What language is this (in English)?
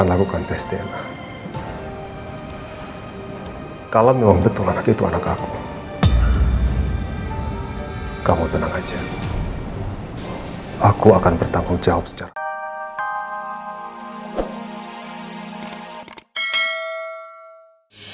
Indonesian